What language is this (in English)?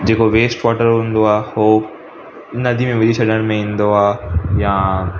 Sindhi